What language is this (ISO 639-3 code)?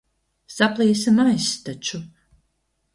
lav